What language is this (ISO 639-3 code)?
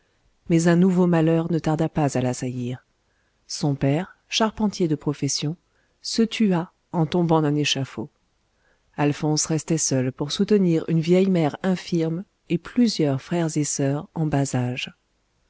fra